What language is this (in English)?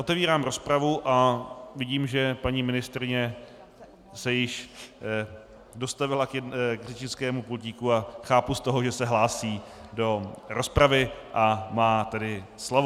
Czech